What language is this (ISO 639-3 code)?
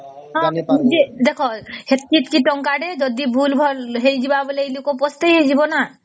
ori